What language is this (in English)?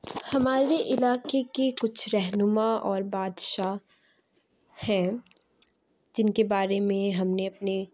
Urdu